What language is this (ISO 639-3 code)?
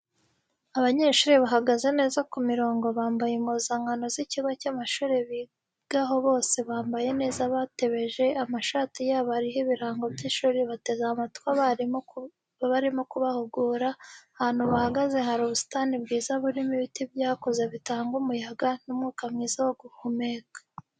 kin